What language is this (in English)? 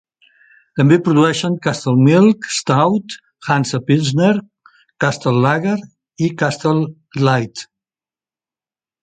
Catalan